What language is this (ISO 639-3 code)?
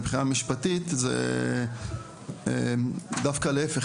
heb